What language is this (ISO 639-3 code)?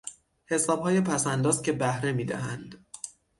fas